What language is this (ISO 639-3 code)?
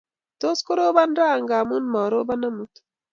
kln